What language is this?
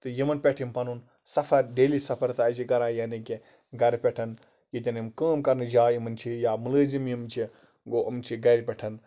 Kashmiri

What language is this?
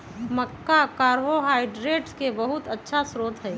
Magahi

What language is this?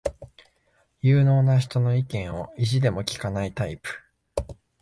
Japanese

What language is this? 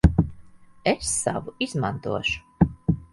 Latvian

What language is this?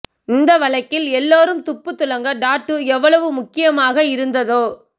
Tamil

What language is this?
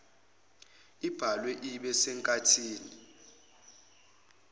Zulu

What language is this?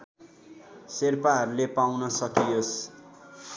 Nepali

